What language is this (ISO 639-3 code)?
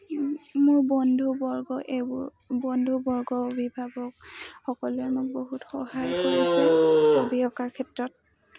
asm